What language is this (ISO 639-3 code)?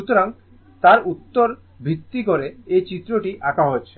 ben